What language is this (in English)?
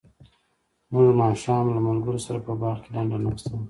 Pashto